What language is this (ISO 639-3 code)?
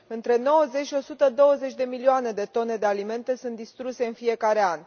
ron